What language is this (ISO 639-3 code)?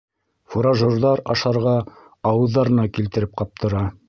bak